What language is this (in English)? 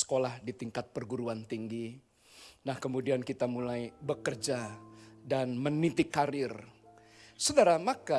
Indonesian